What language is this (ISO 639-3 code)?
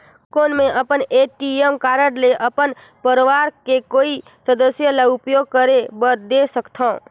hne